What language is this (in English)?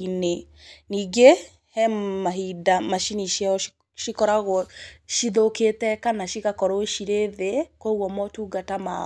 Kikuyu